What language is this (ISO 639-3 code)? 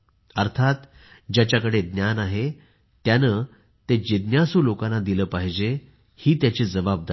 mar